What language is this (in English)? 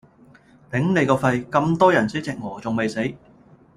Cantonese